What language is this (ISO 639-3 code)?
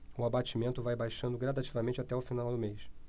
por